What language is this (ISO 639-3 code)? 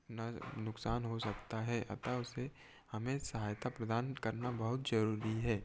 hin